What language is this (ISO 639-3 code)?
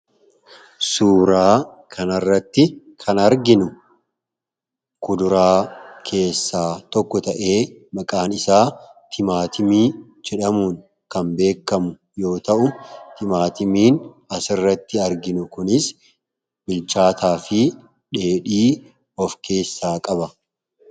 orm